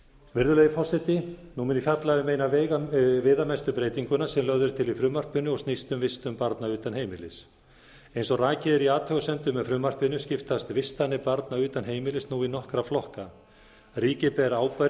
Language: Icelandic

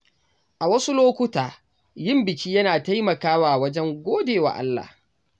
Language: Hausa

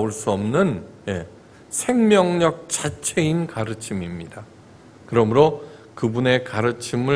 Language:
Korean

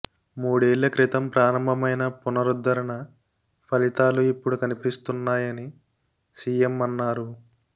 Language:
Telugu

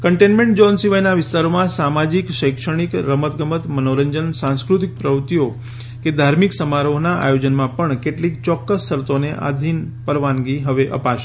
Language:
Gujarati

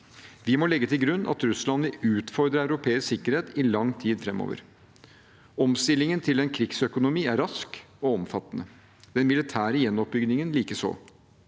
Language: Norwegian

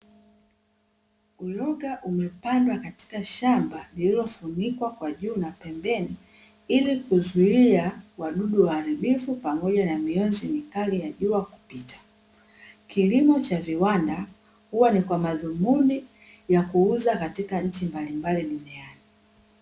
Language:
Swahili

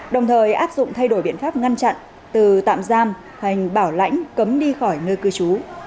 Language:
Vietnamese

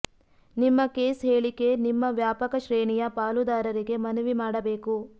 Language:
Kannada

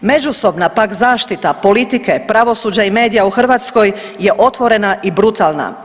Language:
Croatian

